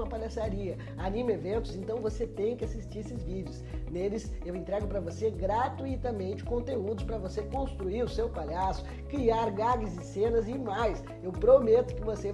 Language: Portuguese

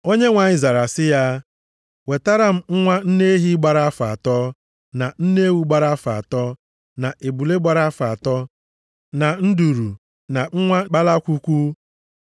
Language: Igbo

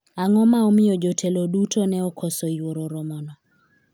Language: Luo (Kenya and Tanzania)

